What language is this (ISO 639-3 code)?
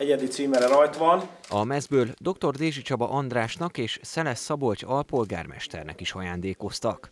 hun